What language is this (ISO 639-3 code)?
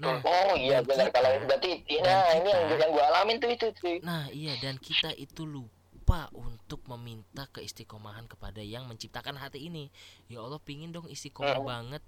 ind